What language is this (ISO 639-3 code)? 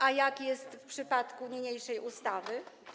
pol